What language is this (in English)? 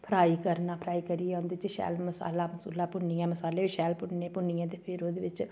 Dogri